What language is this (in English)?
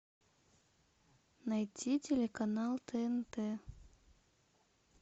Russian